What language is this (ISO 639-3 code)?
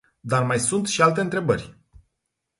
ron